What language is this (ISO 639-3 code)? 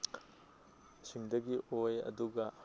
mni